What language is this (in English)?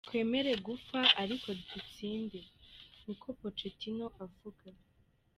Kinyarwanda